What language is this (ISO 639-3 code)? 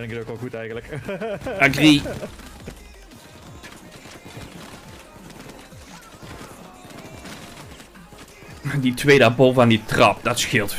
nld